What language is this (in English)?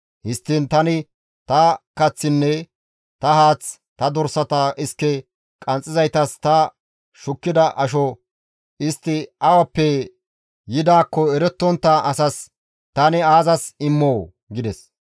Gamo